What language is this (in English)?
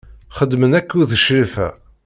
Kabyle